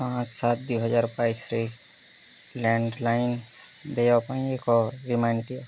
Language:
Odia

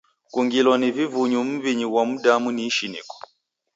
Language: Taita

